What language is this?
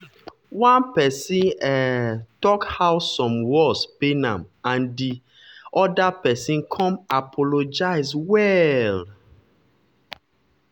Nigerian Pidgin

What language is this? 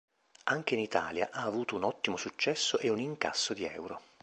Italian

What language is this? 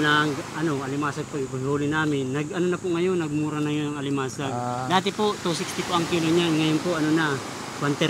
Filipino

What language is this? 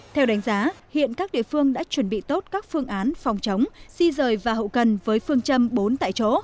Vietnamese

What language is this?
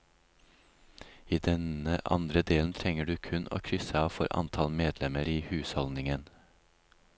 Norwegian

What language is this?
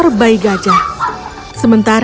Indonesian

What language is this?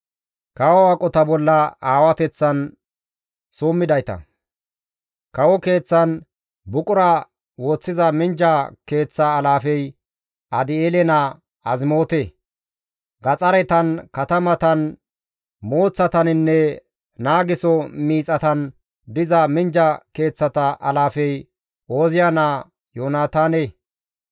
Gamo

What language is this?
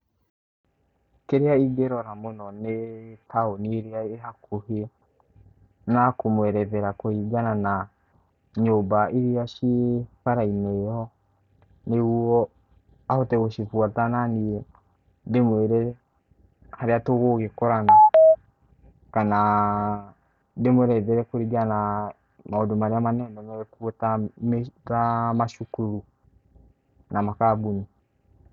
Kikuyu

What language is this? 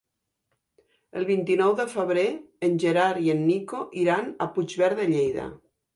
Catalan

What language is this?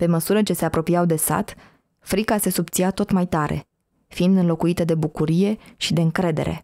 Romanian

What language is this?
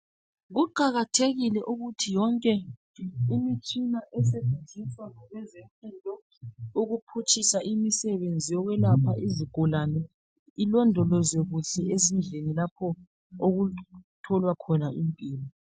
North Ndebele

